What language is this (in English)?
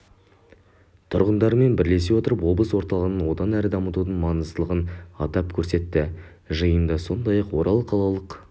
Kazakh